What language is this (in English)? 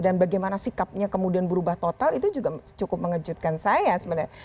Indonesian